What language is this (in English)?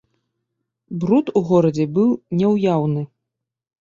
Belarusian